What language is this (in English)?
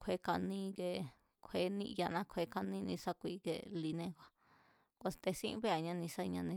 Mazatlán Mazatec